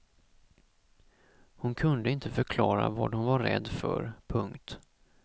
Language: Swedish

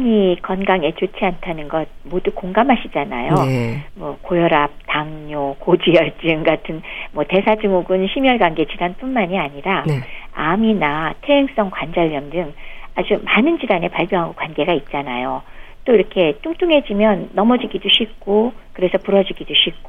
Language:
Korean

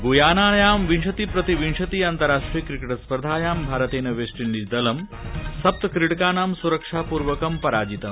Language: Sanskrit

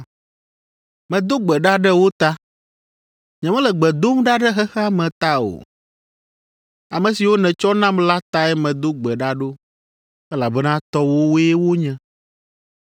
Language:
Ewe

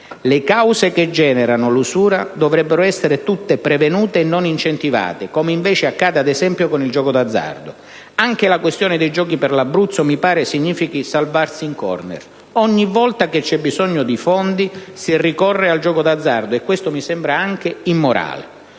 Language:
Italian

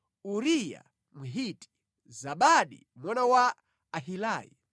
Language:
Nyanja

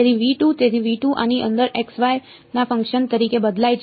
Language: Gujarati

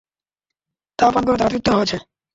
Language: Bangla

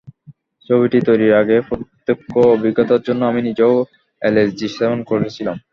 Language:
Bangla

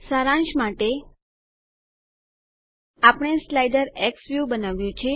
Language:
Gujarati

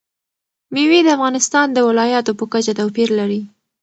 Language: Pashto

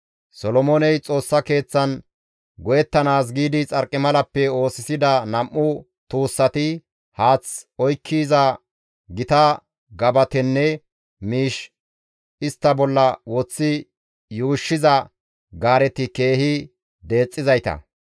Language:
Gamo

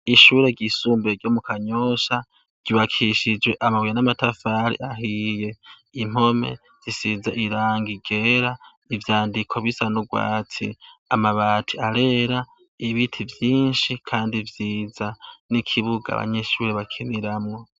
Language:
Rundi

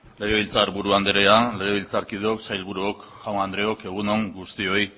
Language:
Basque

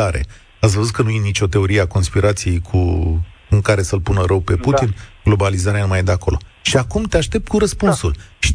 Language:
Romanian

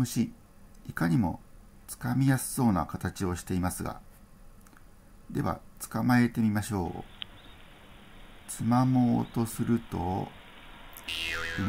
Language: Japanese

